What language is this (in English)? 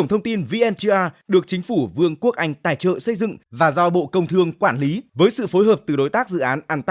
Vietnamese